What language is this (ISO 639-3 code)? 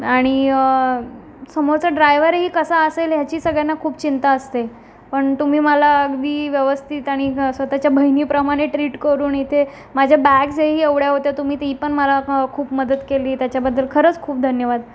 mar